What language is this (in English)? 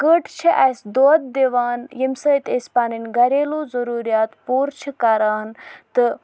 Kashmiri